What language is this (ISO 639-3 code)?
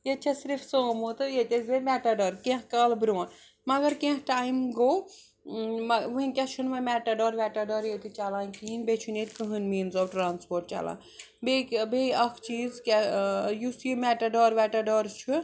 kas